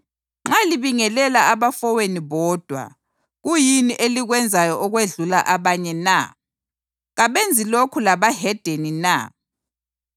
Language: North Ndebele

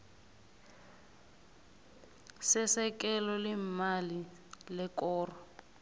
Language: South Ndebele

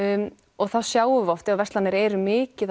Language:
Icelandic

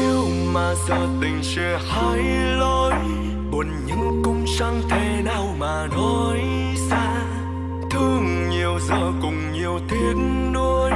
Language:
Vietnamese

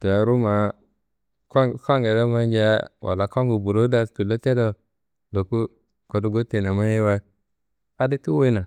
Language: Kanembu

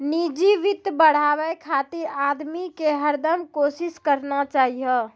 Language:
Maithili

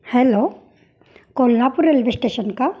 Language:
Marathi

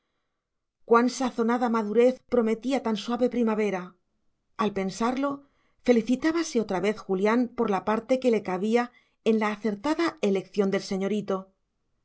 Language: Spanish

